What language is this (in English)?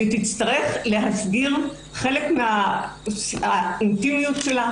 Hebrew